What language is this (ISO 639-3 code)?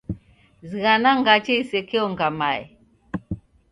dav